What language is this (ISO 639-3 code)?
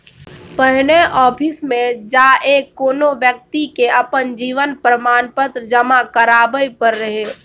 mai